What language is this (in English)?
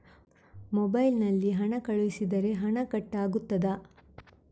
Kannada